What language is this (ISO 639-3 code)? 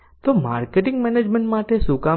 guj